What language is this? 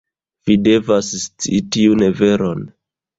Esperanto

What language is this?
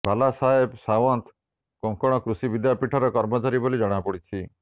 Odia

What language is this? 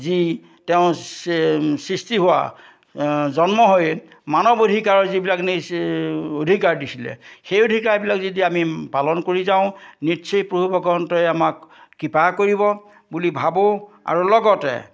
Assamese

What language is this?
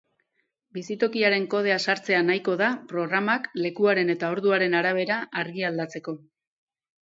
Basque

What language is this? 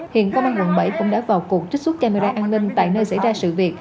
Vietnamese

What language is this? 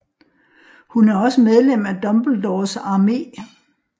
Danish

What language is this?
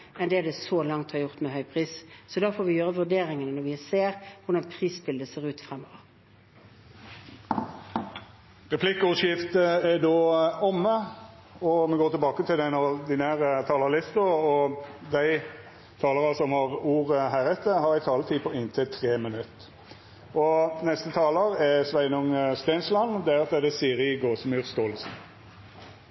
Norwegian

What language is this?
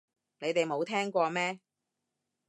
Cantonese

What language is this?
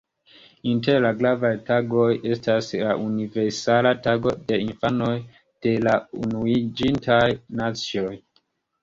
Esperanto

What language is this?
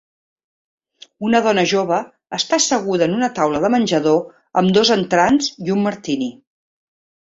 Catalan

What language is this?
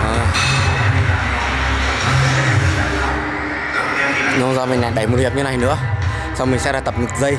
Vietnamese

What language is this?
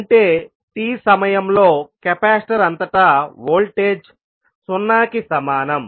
Telugu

